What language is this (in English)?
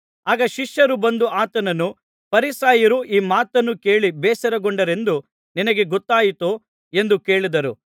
Kannada